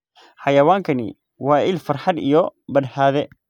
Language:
Somali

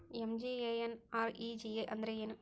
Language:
Kannada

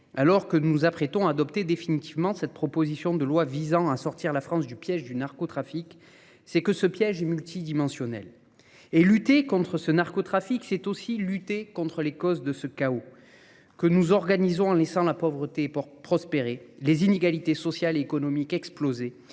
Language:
French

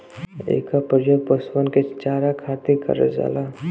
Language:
Bhojpuri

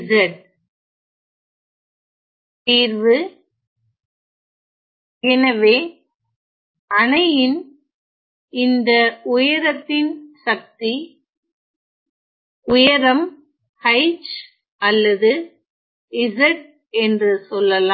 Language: Tamil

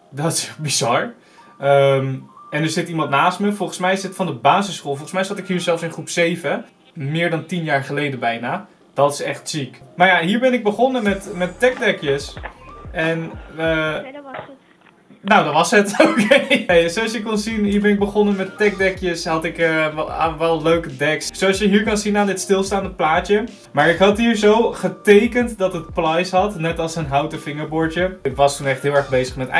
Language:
Dutch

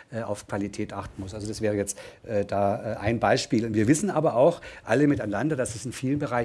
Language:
German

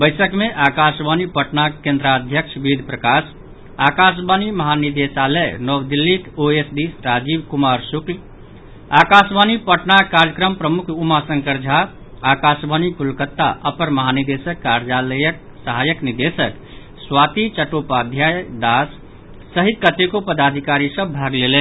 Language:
Maithili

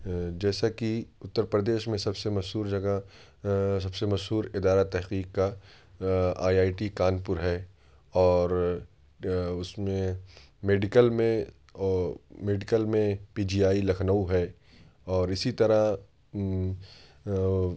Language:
Urdu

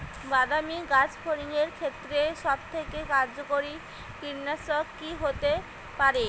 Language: Bangla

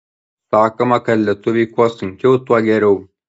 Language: Lithuanian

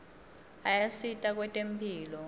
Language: Swati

